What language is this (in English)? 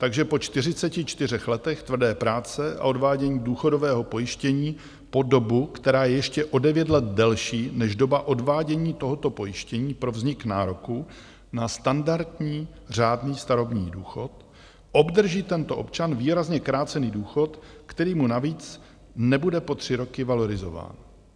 Czech